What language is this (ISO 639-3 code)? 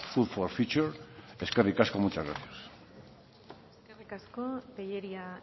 eus